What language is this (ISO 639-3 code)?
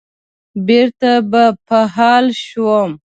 pus